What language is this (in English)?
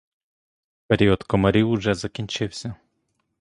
Ukrainian